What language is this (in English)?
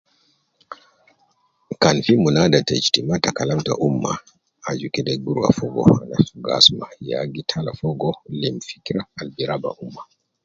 Nubi